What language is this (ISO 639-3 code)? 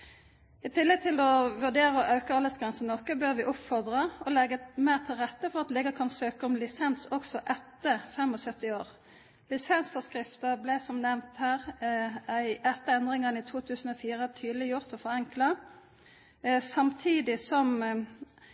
nob